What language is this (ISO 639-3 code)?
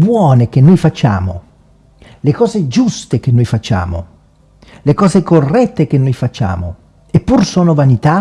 ita